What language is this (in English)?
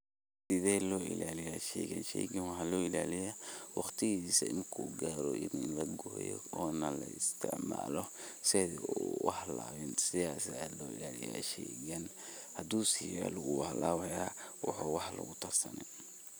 Somali